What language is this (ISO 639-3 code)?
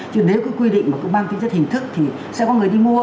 vie